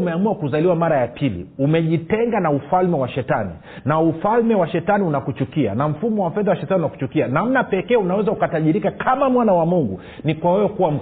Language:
Swahili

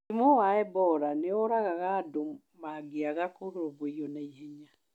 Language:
Kikuyu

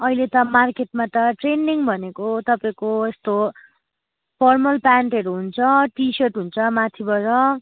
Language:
Nepali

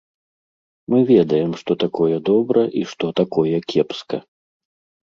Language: Belarusian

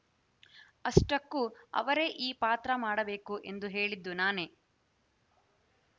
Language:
Kannada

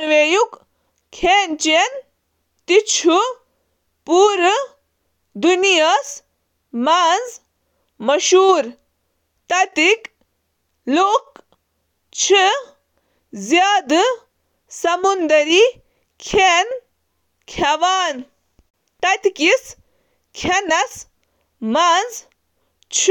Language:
Kashmiri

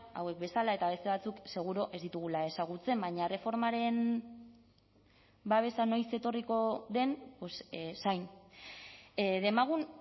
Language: Basque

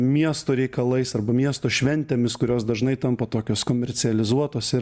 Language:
Lithuanian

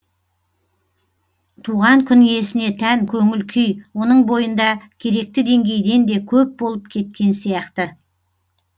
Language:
Kazakh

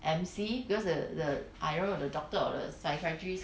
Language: English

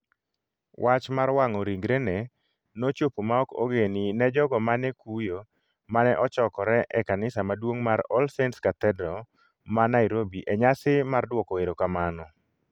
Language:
Luo (Kenya and Tanzania)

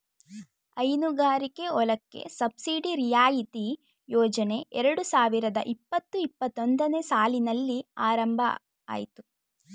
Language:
Kannada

